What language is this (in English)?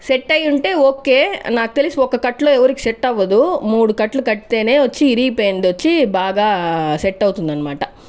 Telugu